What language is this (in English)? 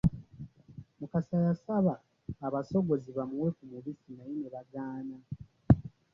Ganda